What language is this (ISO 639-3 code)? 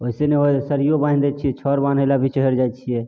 mai